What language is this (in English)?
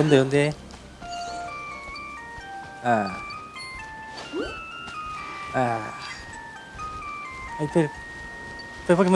Japanese